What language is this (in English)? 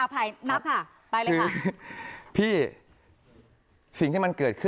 Thai